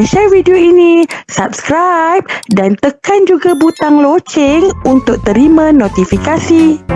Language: Malay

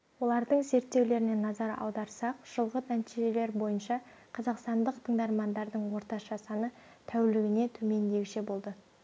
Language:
Kazakh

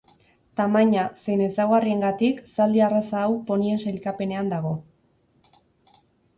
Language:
Basque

